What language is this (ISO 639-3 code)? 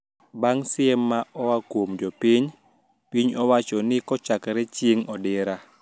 luo